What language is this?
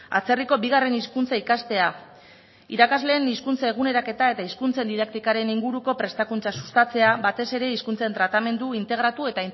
Basque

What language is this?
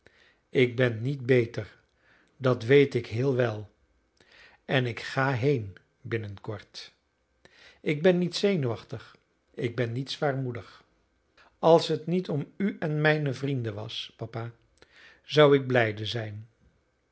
Dutch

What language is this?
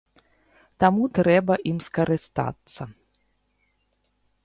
Belarusian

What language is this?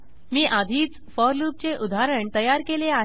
Marathi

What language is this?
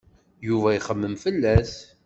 Kabyle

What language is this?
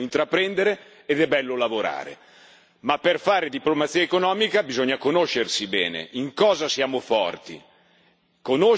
Italian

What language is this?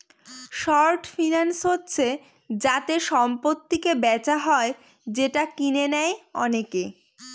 Bangla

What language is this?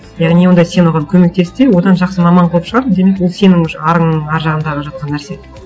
Kazakh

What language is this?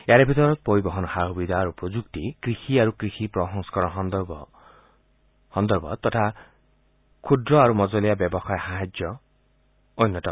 Assamese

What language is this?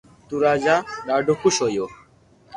Loarki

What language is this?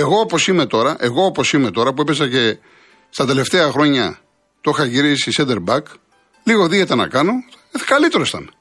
Greek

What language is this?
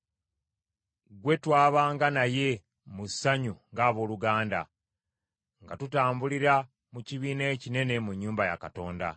Ganda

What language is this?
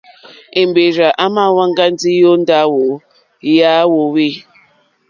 Mokpwe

